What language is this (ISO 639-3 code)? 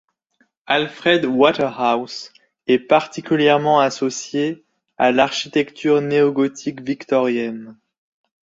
fra